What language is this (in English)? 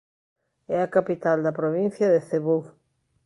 Galician